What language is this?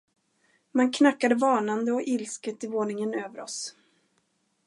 Swedish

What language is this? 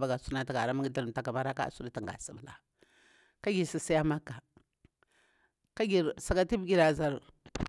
Bura-Pabir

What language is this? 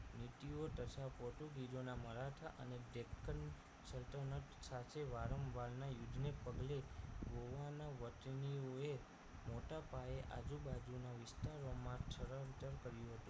Gujarati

